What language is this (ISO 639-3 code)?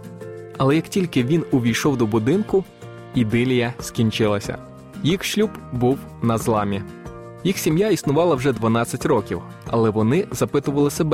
ukr